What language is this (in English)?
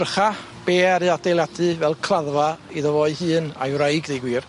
Welsh